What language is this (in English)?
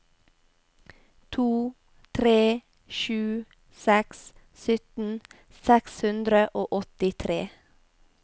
Norwegian